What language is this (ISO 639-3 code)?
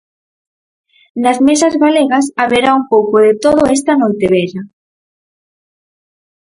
glg